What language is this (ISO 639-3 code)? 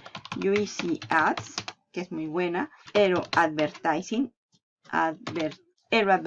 spa